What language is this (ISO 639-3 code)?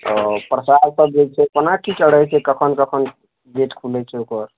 mai